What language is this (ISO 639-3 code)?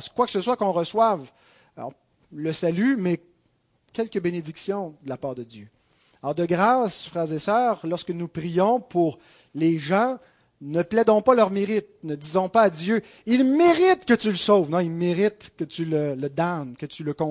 fra